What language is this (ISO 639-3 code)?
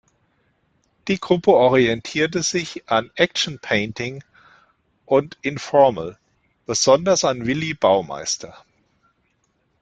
deu